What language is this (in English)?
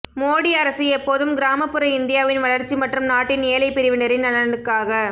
Tamil